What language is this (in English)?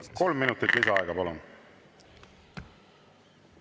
Estonian